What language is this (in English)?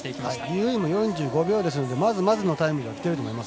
Japanese